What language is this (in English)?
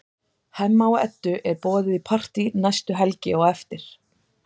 Icelandic